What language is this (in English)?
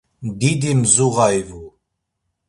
Laz